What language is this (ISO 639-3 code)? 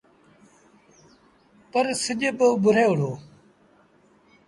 sbn